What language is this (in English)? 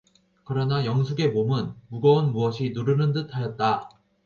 Korean